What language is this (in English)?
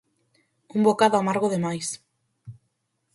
Galician